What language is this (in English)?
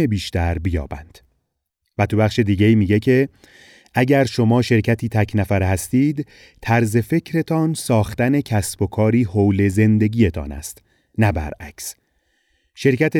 Persian